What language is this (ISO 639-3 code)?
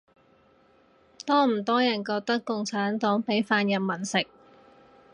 yue